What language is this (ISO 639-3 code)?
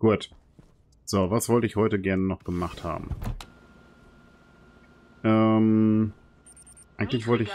deu